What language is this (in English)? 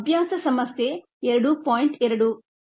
Kannada